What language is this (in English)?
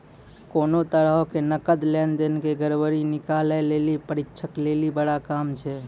Maithili